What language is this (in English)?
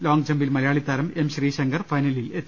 Malayalam